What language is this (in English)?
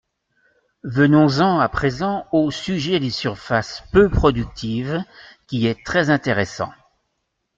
French